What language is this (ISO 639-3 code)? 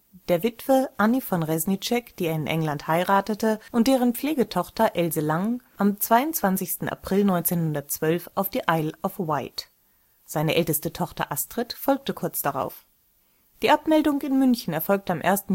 deu